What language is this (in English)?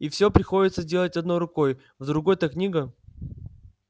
Russian